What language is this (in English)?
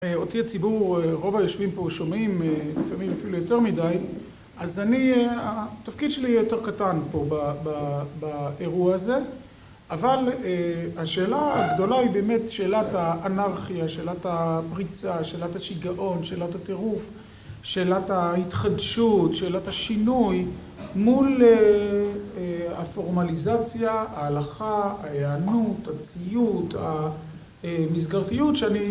Hebrew